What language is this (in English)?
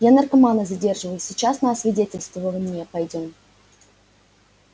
Russian